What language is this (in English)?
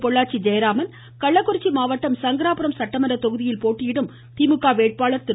Tamil